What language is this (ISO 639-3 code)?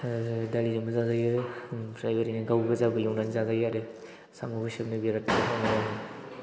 brx